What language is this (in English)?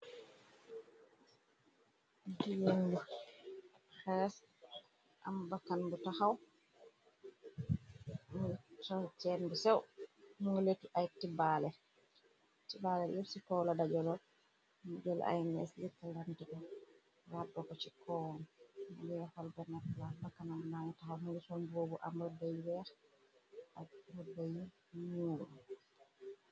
Wolof